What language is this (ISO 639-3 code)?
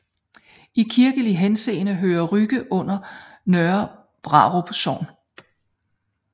dan